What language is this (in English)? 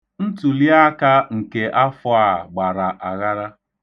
Igbo